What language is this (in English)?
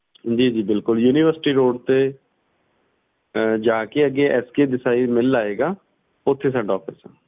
Punjabi